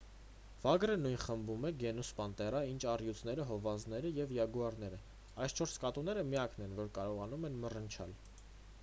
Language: Armenian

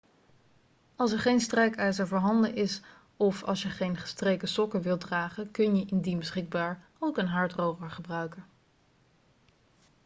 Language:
Dutch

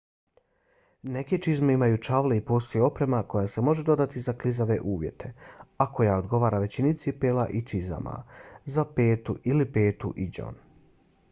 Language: Bosnian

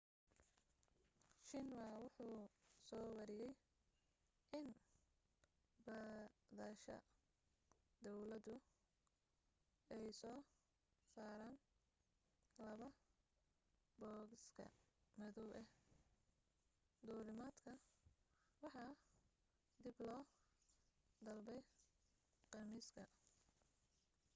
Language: Somali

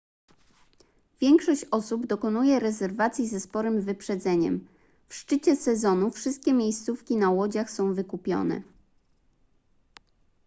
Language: Polish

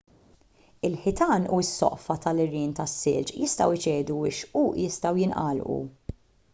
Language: Maltese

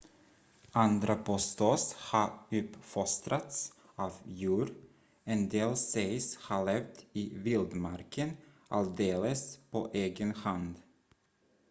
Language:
Swedish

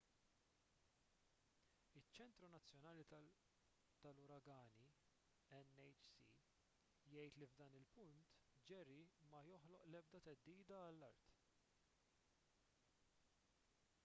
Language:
Maltese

